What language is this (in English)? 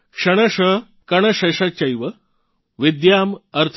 Gujarati